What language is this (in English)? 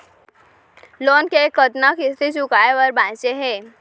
Chhattisgarhi